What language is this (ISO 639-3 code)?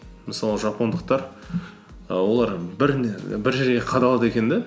kaz